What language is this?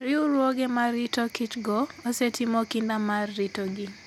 Luo (Kenya and Tanzania)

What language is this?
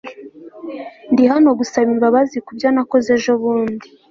Kinyarwanda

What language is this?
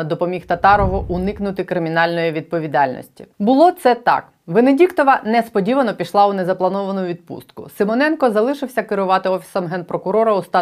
Ukrainian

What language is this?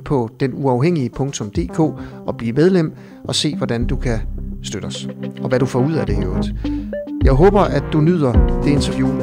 Danish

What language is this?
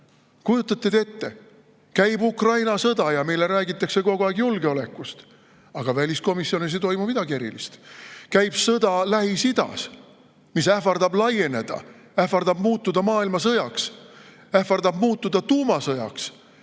Estonian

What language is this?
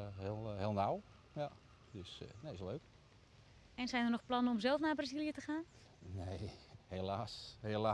Dutch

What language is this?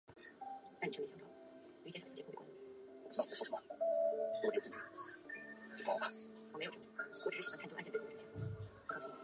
Chinese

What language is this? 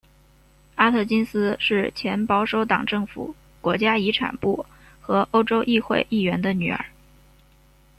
Chinese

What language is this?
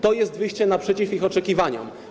Polish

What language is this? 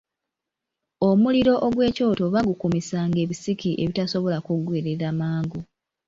Ganda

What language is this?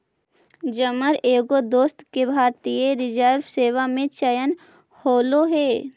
Magahi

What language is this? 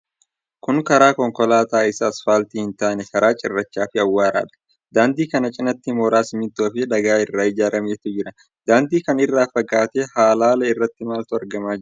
Oromo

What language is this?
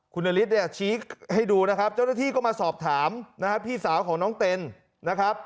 Thai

